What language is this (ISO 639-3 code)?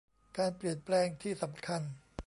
tha